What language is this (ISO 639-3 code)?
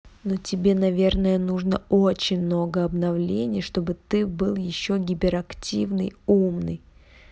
rus